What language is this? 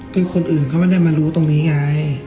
Thai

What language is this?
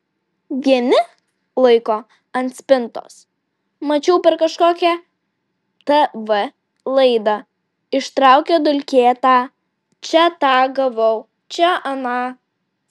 Lithuanian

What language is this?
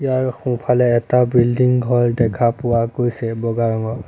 Assamese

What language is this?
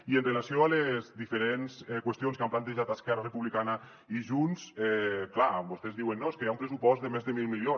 Catalan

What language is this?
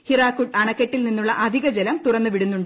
Malayalam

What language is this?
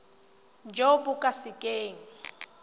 Tswana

